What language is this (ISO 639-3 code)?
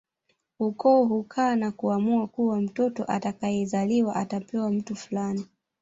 swa